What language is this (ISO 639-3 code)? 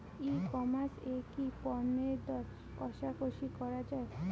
ben